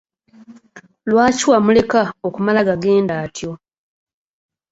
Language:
Ganda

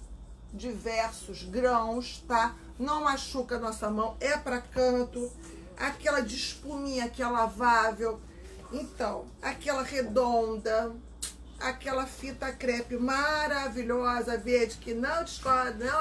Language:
Portuguese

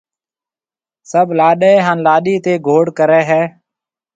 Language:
Marwari (Pakistan)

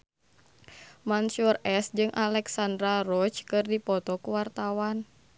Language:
Sundanese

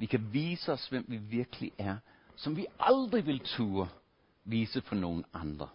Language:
Danish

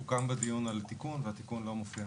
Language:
Hebrew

